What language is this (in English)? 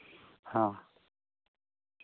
Santali